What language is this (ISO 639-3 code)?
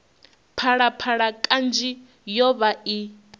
ven